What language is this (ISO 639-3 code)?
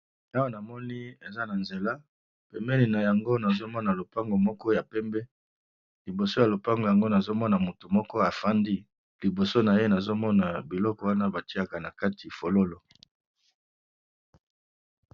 lin